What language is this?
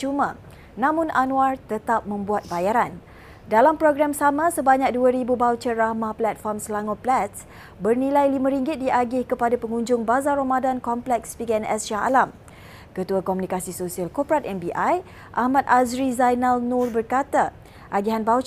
Malay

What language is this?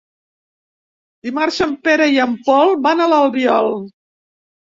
Catalan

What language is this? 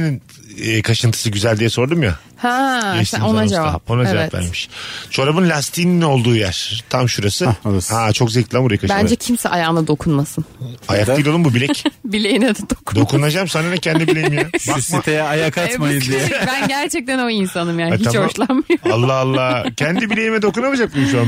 Turkish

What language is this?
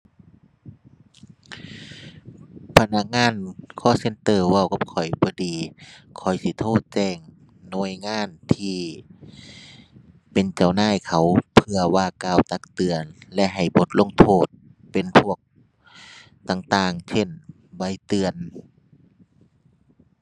Thai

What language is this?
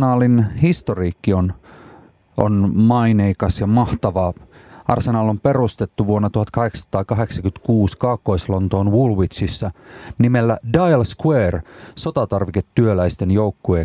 Finnish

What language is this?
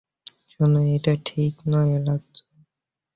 Bangla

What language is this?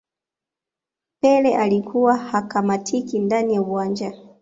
Swahili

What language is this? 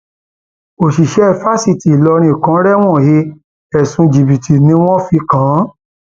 Yoruba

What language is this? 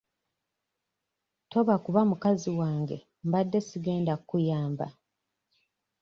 Ganda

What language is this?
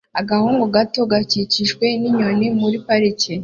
Kinyarwanda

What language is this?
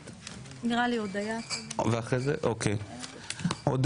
Hebrew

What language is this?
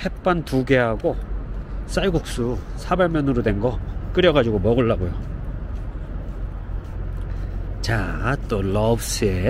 Korean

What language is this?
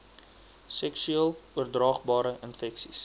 Afrikaans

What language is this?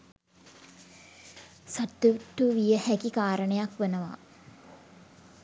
Sinhala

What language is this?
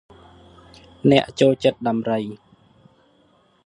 Khmer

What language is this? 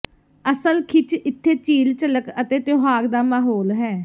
Punjabi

